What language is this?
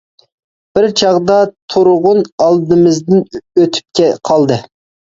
Uyghur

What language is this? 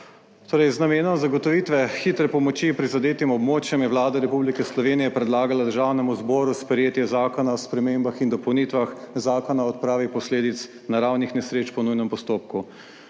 Slovenian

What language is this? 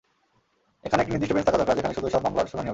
Bangla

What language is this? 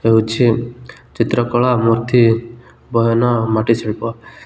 Odia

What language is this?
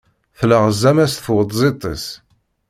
Kabyle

